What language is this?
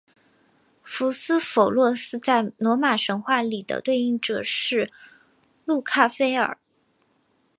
Chinese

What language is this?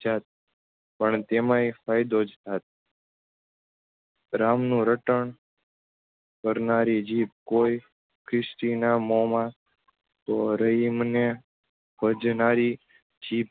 Gujarati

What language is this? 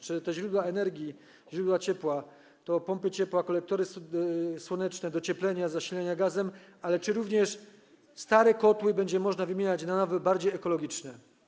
Polish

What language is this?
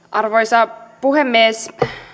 Finnish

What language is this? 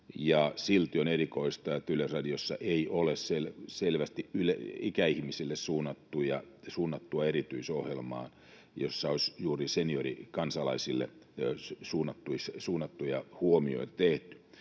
Finnish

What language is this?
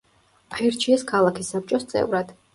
Georgian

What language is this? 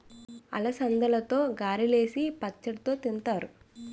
Telugu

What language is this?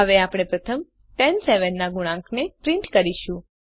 Gujarati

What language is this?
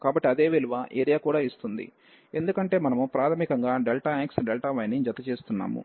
Telugu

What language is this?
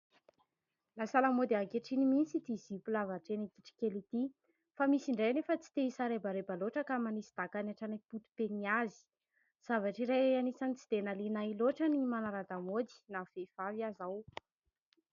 Malagasy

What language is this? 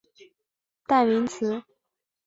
Chinese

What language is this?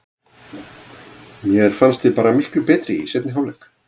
Icelandic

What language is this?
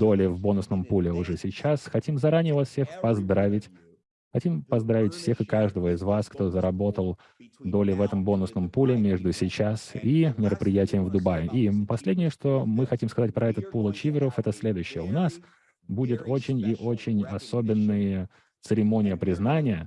Russian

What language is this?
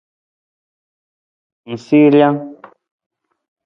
Nawdm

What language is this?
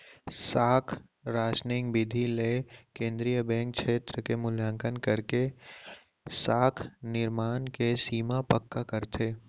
Chhattisgarhi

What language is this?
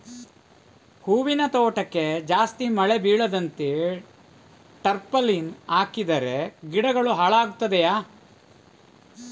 Kannada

